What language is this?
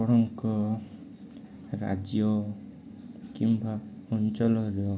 Odia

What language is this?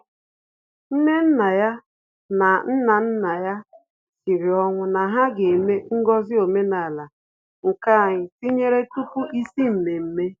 Igbo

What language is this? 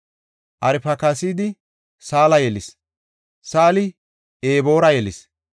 Gofa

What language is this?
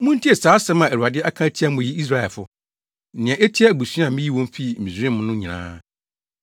Akan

